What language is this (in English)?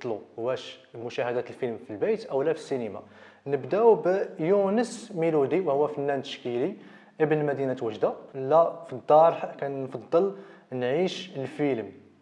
Arabic